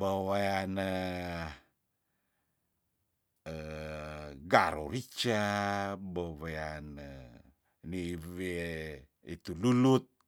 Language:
Tondano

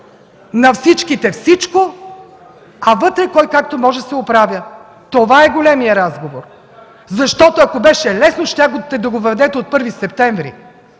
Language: Bulgarian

